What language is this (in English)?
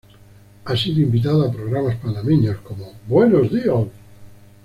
Spanish